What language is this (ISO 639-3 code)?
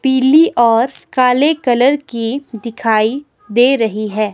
hin